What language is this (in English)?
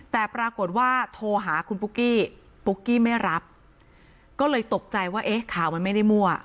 Thai